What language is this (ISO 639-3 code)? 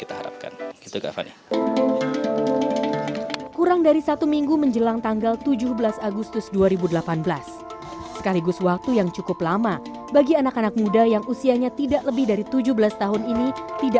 ind